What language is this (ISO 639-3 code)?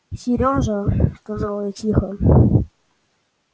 rus